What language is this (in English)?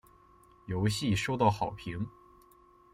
Chinese